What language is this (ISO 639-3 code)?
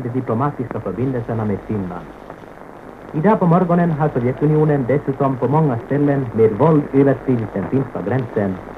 swe